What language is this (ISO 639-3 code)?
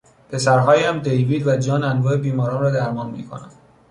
fas